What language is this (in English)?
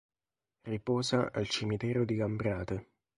Italian